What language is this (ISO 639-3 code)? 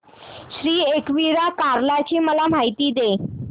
mar